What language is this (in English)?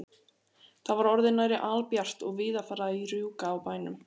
Icelandic